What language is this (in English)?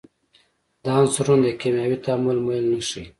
Pashto